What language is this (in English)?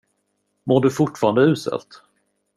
Swedish